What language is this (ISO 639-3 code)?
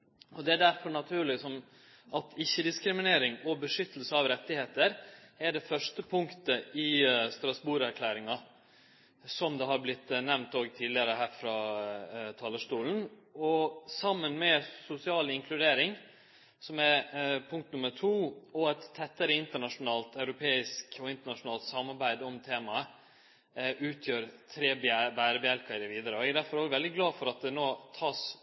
nno